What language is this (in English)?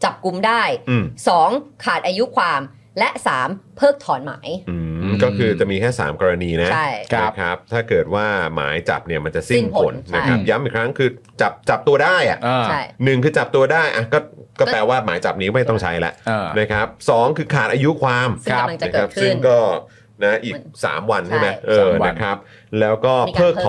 Thai